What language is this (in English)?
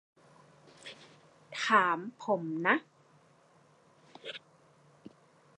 Thai